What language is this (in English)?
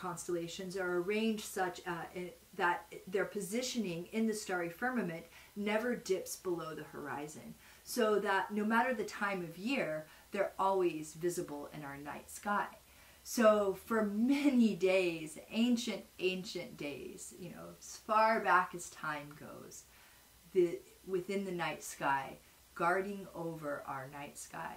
English